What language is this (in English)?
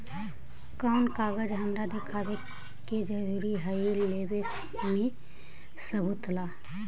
Magahi